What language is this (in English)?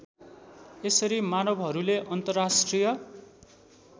Nepali